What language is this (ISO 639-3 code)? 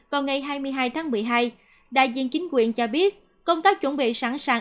vie